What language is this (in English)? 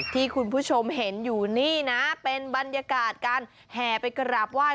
Thai